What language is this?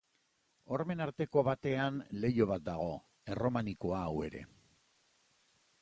Basque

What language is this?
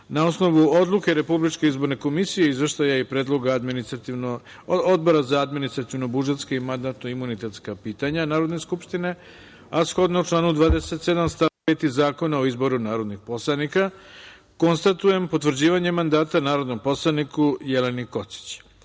Serbian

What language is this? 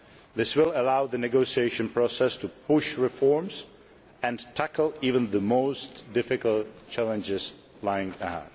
English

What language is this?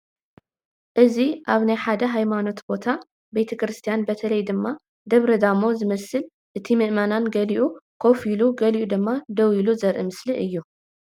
Tigrinya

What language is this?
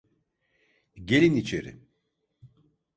Turkish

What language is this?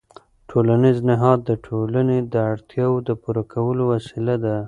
Pashto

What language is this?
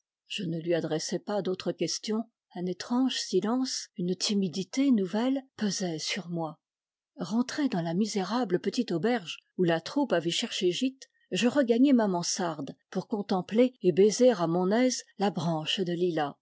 French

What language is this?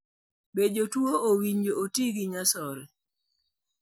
Luo (Kenya and Tanzania)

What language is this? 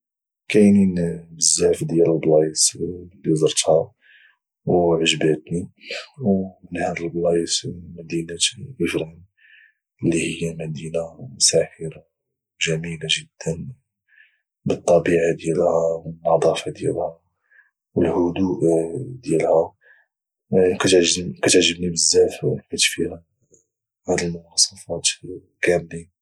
Moroccan Arabic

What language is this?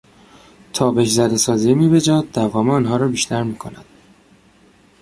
Persian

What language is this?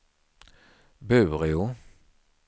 Swedish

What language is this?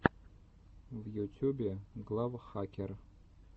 Russian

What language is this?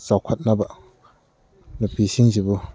Manipuri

